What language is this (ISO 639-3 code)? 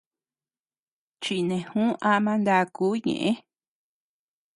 cux